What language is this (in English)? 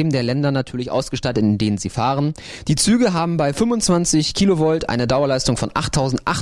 German